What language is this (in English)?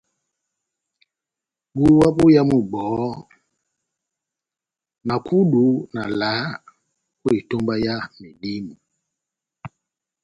Batanga